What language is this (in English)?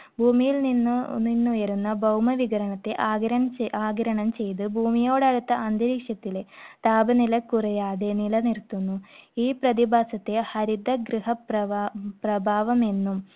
Malayalam